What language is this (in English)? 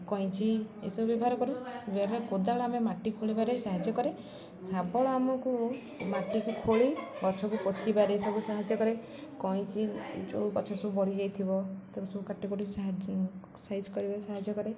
Odia